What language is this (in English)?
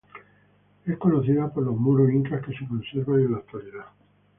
Spanish